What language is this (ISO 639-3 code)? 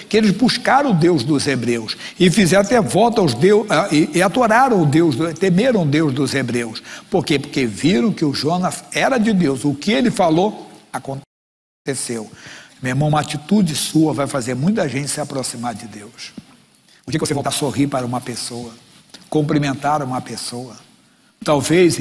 por